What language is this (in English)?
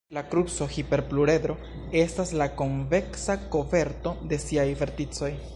Esperanto